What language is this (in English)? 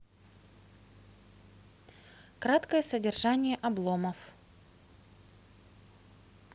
Russian